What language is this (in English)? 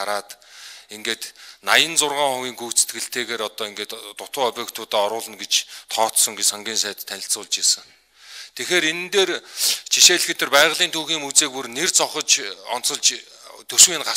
Korean